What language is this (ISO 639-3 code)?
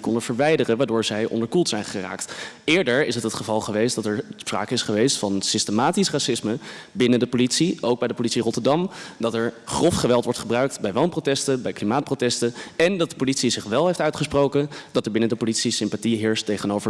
nld